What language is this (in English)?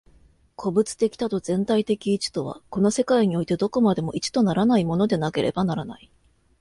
Japanese